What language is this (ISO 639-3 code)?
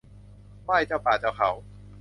tha